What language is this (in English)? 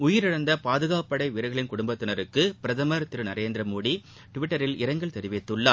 Tamil